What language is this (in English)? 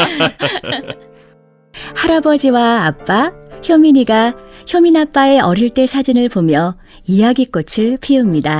Korean